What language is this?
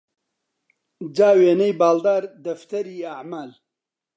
Central Kurdish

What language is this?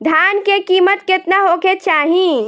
Bhojpuri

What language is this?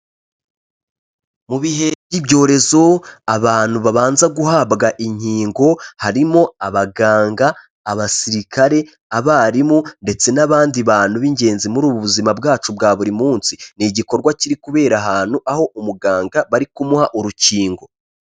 Kinyarwanda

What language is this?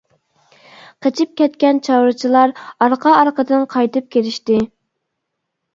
Uyghur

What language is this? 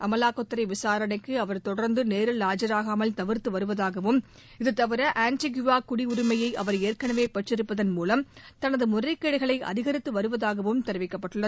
Tamil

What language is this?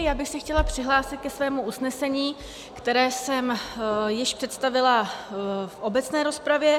Czech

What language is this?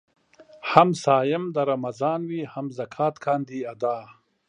Pashto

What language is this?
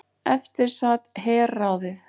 Icelandic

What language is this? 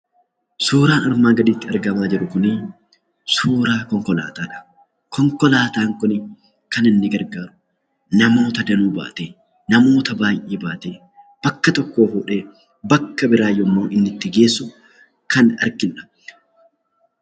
Oromo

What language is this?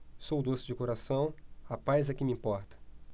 Portuguese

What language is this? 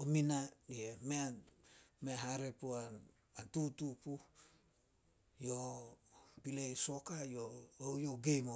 Solos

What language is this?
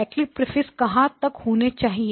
Hindi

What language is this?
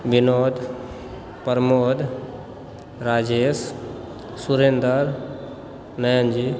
Maithili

